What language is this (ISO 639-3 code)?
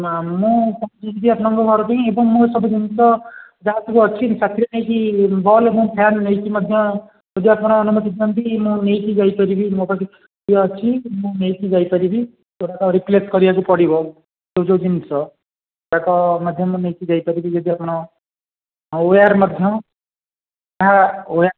ori